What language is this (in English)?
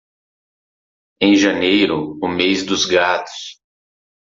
Portuguese